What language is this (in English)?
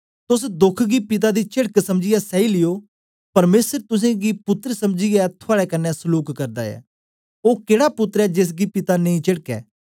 Dogri